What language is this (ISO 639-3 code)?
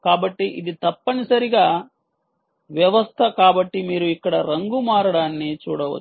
tel